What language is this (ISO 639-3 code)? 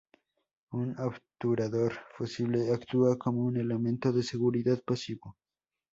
spa